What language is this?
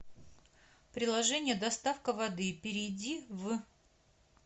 Russian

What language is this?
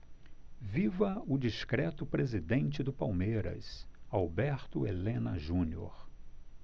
Portuguese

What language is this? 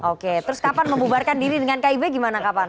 Indonesian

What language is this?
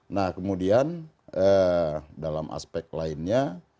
Indonesian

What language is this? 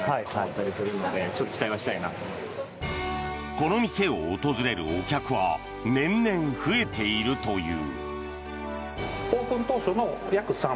Japanese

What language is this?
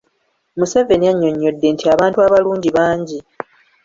Ganda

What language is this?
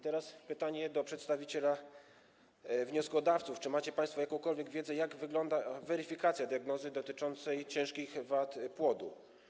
Polish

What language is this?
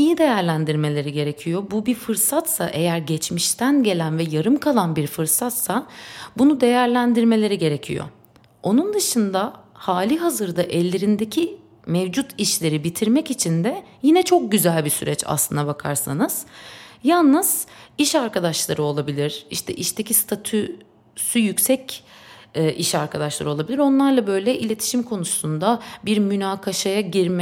Turkish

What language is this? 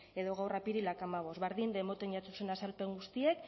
Basque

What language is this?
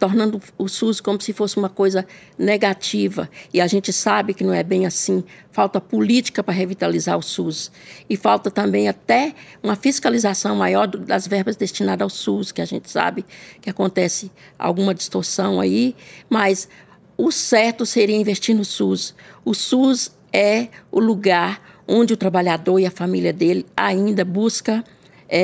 Portuguese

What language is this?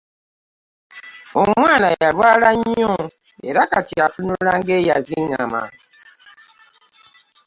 Ganda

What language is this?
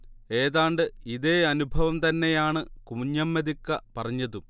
Malayalam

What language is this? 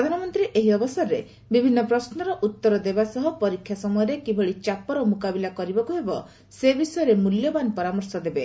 Odia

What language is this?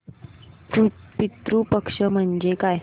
Marathi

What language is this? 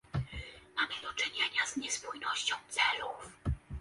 Polish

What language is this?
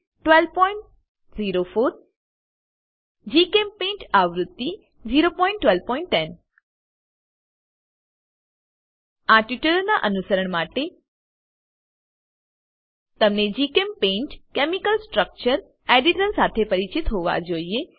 Gujarati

